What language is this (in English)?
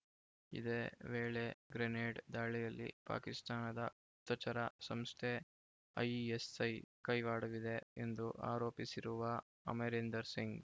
Kannada